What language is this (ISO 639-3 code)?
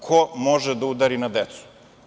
srp